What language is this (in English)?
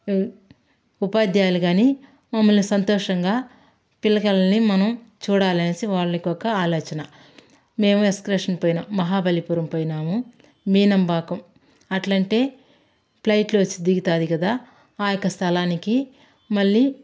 Telugu